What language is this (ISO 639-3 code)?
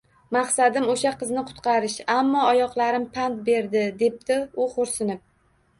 uzb